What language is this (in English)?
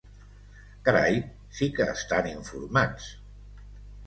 Catalan